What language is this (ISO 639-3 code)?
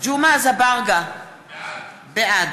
heb